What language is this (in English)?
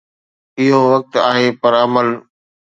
Sindhi